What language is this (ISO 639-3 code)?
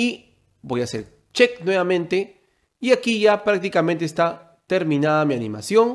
spa